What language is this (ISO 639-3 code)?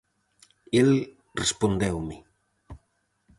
glg